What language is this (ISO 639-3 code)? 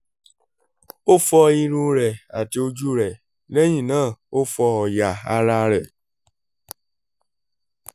yor